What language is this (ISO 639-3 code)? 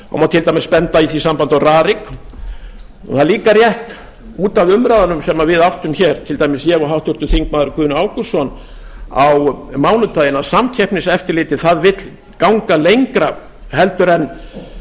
isl